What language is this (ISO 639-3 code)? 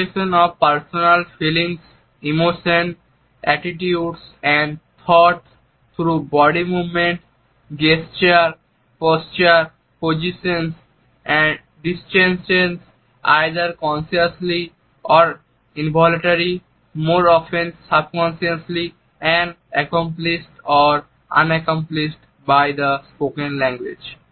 ben